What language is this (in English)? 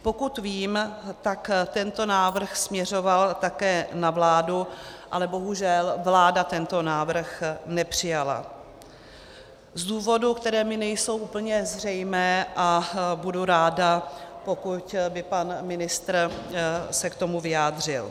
Czech